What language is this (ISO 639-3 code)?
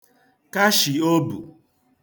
ibo